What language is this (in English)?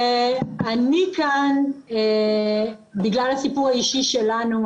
Hebrew